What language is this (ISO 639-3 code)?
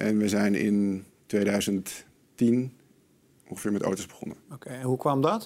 nld